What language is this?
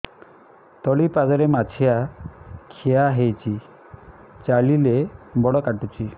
Odia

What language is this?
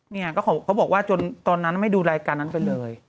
Thai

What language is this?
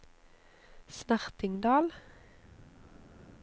Norwegian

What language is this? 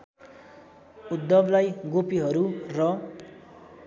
Nepali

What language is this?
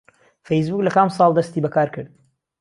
Central Kurdish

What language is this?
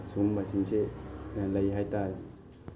Manipuri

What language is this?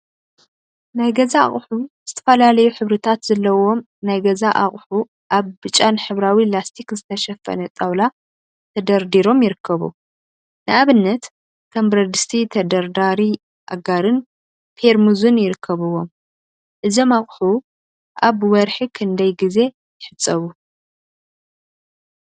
Tigrinya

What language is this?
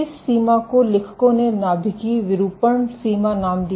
Hindi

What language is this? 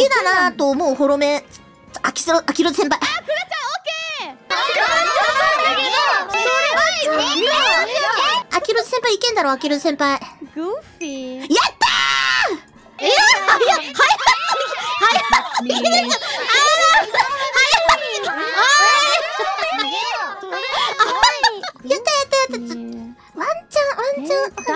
Japanese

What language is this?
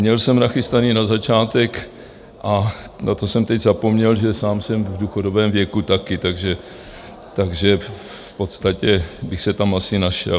Czech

